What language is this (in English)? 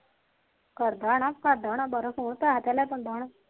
Punjabi